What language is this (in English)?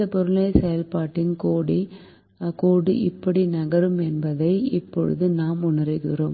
Tamil